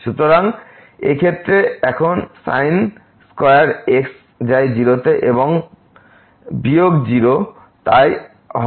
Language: Bangla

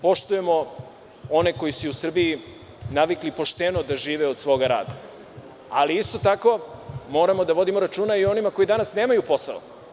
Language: Serbian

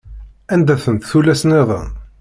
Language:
Kabyle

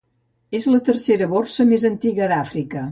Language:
Catalan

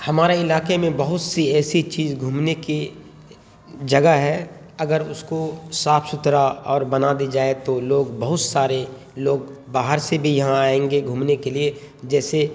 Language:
Urdu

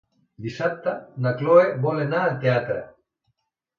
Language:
Catalan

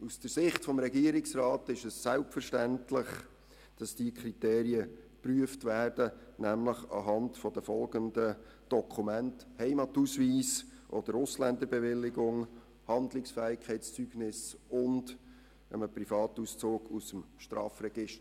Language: Swiss German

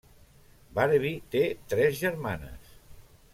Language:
Catalan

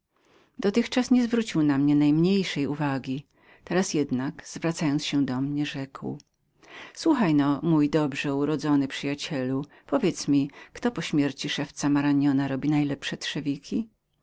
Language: Polish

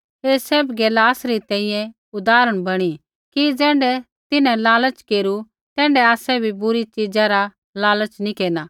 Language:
Kullu Pahari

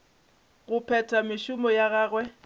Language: Northern Sotho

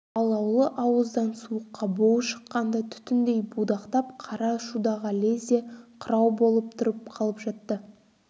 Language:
Kazakh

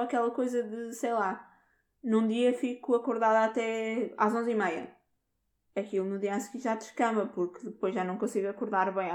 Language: Portuguese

